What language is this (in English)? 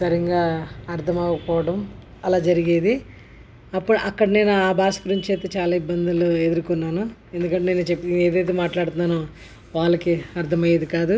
Telugu